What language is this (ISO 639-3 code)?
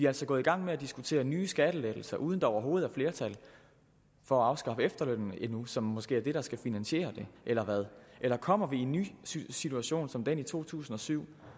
dan